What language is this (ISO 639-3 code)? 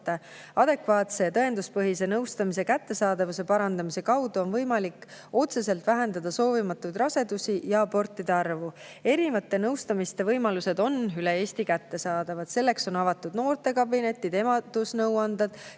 est